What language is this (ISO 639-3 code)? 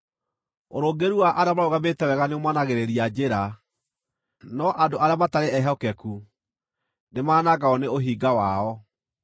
kik